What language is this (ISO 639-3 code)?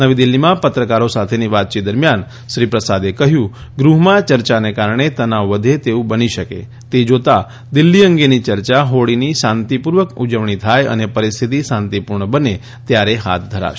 guj